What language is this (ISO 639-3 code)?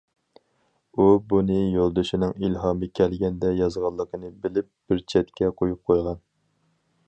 uig